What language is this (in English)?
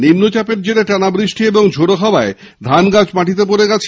Bangla